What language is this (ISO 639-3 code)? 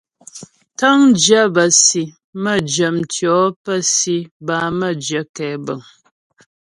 bbj